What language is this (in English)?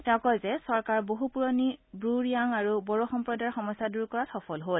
Assamese